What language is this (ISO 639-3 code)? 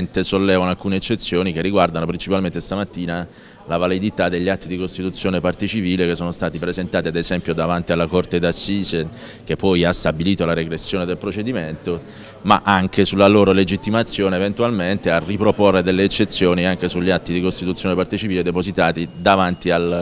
ita